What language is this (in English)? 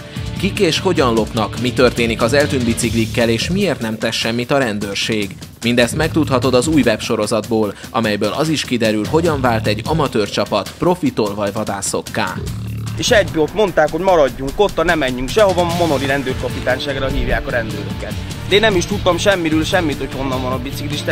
Hungarian